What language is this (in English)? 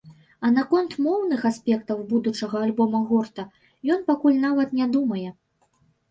Belarusian